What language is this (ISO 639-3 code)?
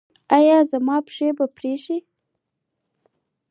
pus